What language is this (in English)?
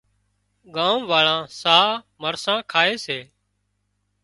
Wadiyara Koli